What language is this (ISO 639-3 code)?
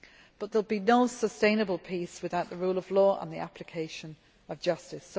eng